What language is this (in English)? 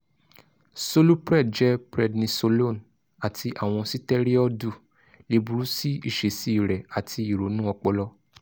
Yoruba